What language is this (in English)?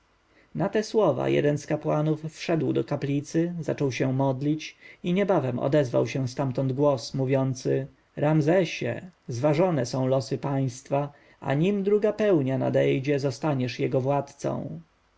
Polish